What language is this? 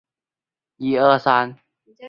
Chinese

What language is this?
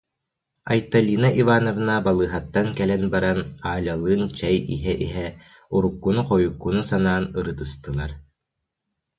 Yakut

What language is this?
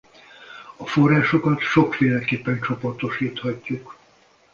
Hungarian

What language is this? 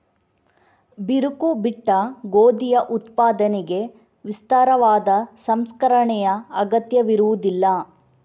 Kannada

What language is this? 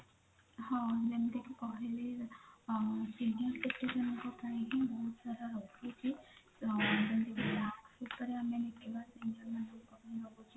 Odia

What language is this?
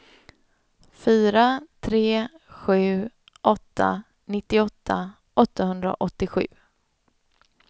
Swedish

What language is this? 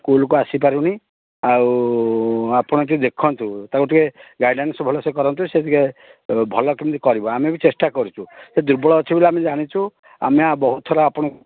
Odia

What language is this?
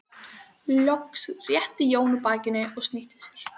Icelandic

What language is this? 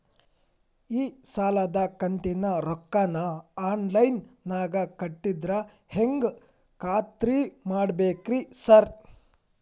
Kannada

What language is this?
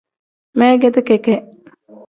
Tem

